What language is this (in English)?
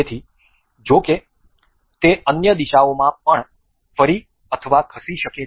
Gujarati